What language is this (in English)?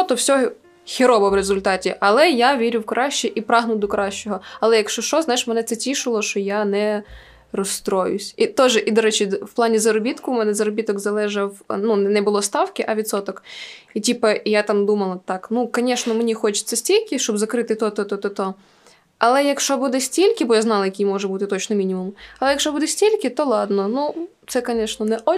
Ukrainian